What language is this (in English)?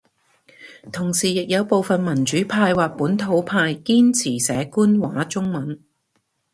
Cantonese